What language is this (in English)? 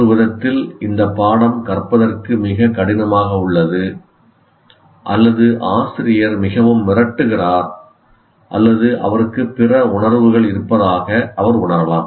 Tamil